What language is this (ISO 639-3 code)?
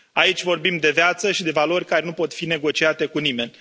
ron